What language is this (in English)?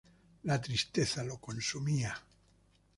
Spanish